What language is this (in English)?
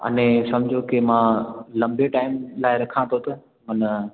Sindhi